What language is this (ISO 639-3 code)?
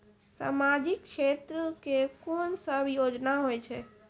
mai